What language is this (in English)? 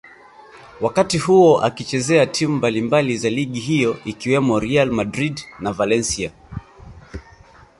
Swahili